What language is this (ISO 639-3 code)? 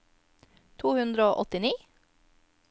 nor